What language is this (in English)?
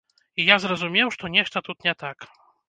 Belarusian